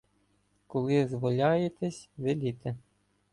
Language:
Ukrainian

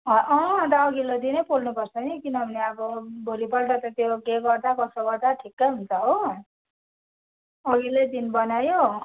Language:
Nepali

